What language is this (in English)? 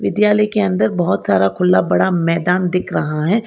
Hindi